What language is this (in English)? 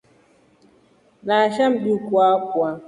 Rombo